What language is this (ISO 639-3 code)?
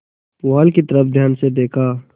hin